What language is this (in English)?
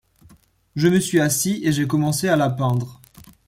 French